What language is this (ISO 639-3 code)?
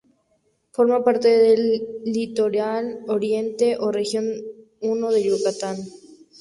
spa